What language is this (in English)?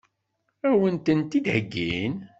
Kabyle